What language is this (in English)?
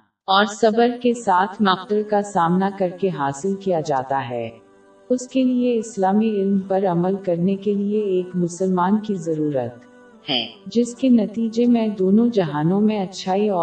Urdu